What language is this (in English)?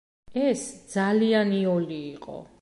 Georgian